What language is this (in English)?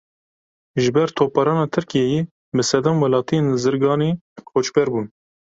Kurdish